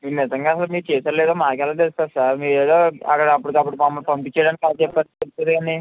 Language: Telugu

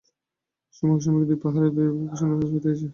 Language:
Bangla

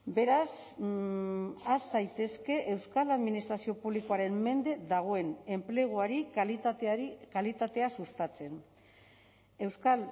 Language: Basque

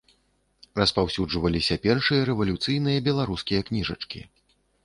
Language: Belarusian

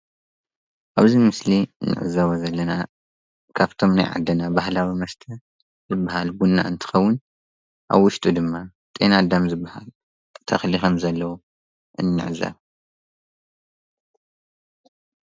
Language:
Tigrinya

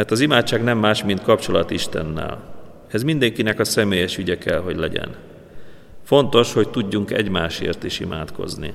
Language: Hungarian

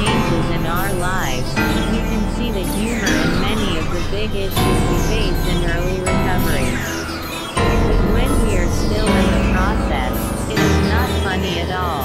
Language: English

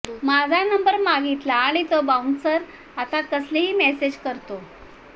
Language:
Marathi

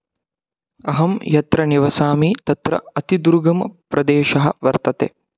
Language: Sanskrit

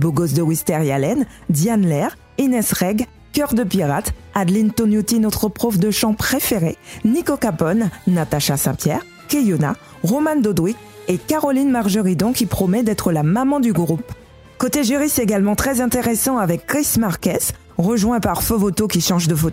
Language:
French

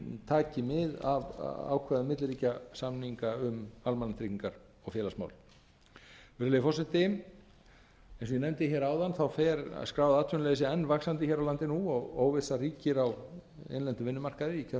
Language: Icelandic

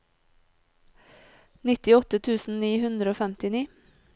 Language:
Norwegian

